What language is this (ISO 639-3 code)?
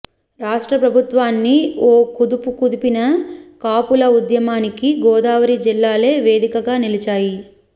tel